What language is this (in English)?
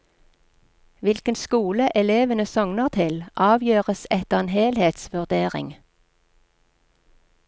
Norwegian